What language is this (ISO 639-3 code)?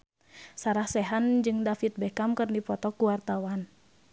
sun